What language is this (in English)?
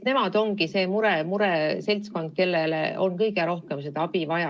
Estonian